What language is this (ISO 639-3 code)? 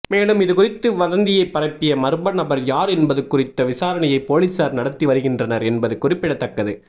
tam